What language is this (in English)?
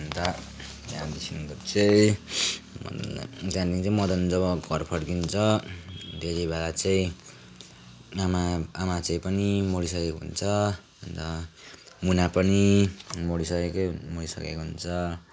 Nepali